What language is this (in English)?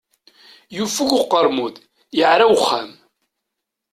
Kabyle